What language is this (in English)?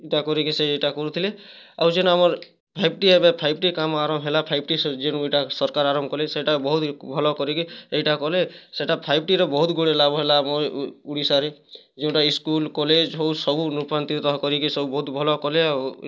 Odia